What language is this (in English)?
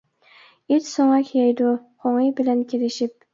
Uyghur